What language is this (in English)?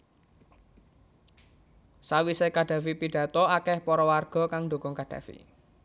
Javanese